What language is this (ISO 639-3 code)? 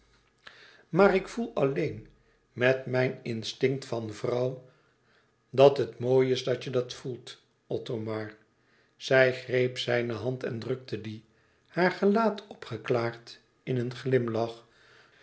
nld